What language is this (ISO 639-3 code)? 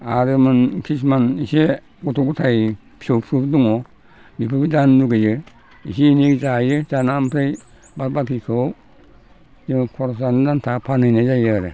brx